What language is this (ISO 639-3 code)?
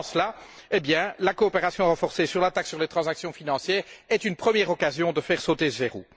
fra